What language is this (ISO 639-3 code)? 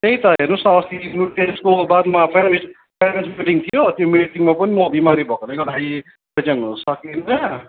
nep